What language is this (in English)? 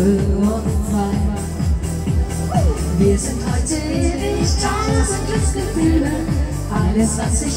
Thai